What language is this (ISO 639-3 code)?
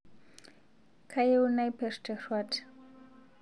mas